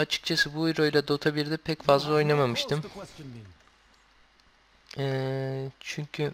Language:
Turkish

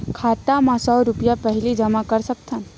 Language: Chhattisgarhi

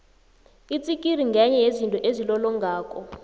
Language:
South Ndebele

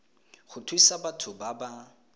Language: Tswana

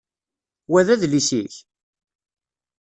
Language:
Kabyle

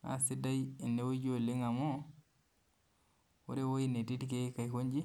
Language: Masai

